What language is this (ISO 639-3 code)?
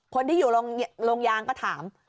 tha